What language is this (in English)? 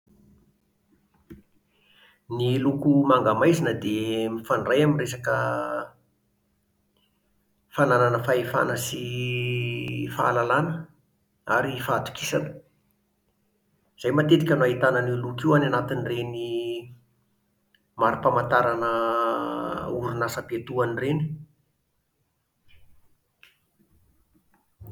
Malagasy